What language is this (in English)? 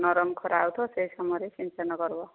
Odia